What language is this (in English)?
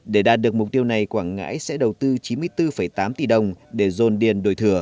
Vietnamese